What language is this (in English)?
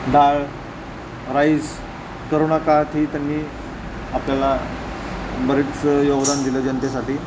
Marathi